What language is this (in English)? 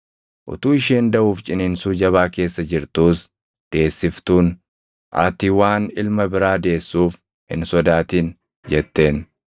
Oromo